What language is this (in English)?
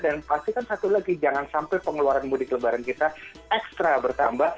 Indonesian